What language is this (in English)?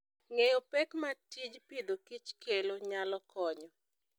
Luo (Kenya and Tanzania)